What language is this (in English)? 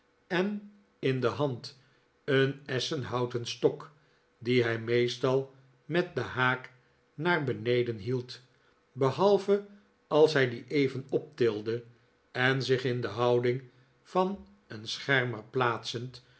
Dutch